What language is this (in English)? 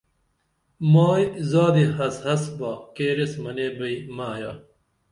Dameli